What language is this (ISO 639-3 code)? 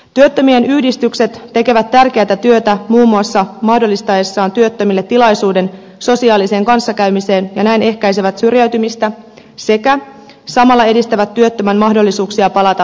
fin